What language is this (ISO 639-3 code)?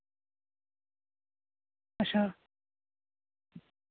doi